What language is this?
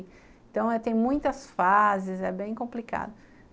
Portuguese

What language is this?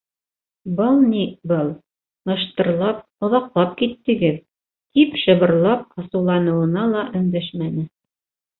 Bashkir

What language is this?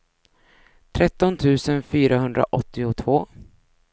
Swedish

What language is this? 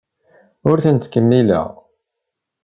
Kabyle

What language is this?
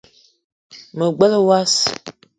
Eton (Cameroon)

